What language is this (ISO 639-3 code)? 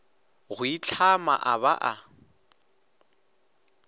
nso